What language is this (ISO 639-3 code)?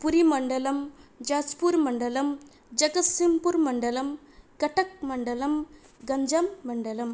san